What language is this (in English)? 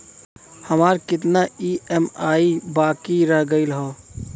Bhojpuri